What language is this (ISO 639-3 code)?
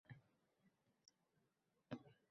uzb